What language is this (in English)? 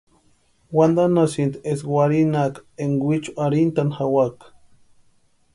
Western Highland Purepecha